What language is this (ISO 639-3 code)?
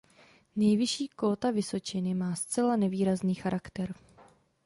ces